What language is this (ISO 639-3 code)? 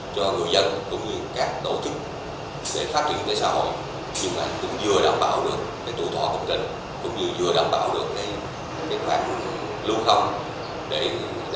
vie